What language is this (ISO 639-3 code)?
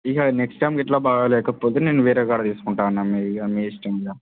tel